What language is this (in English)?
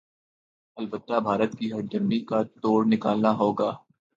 Urdu